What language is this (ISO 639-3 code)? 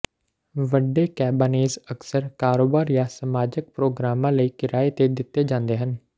pan